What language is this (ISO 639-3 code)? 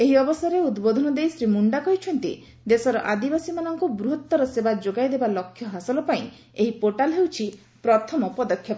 ori